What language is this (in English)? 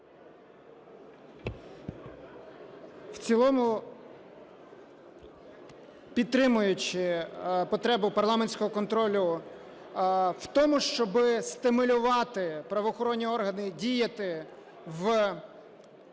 Ukrainian